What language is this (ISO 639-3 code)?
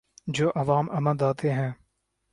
urd